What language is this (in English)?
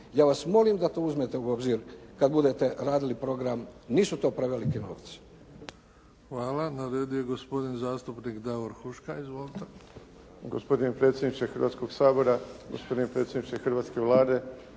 Croatian